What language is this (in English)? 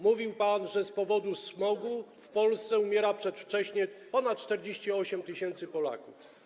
Polish